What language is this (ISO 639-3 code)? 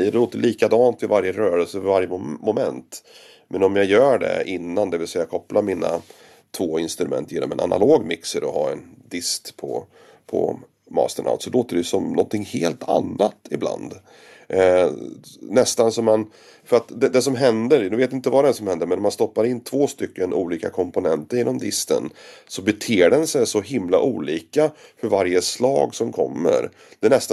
swe